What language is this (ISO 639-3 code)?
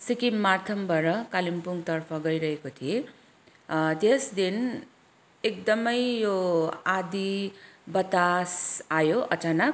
nep